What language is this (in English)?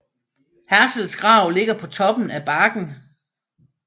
Danish